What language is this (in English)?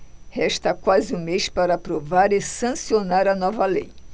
Portuguese